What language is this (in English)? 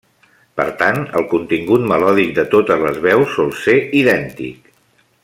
Catalan